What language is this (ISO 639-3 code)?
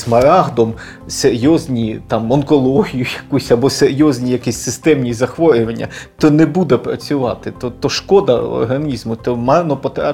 ukr